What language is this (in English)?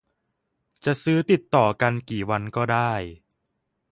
Thai